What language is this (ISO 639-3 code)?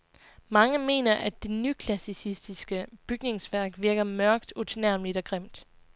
dan